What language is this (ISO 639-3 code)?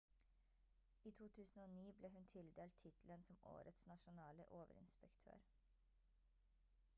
nob